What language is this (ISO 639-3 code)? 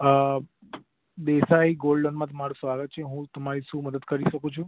guj